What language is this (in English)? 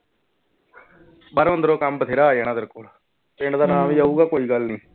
Punjabi